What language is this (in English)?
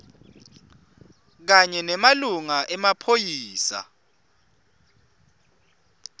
Swati